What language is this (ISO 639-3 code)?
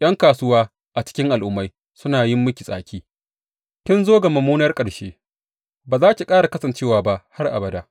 hau